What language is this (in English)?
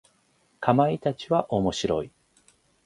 Japanese